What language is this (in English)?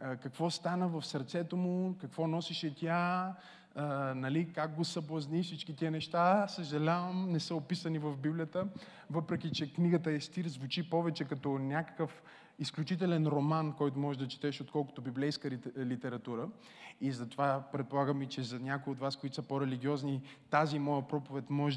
Bulgarian